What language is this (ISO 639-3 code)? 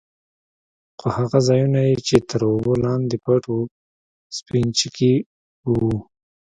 pus